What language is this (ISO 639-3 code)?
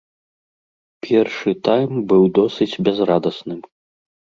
bel